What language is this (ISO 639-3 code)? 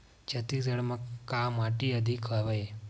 hne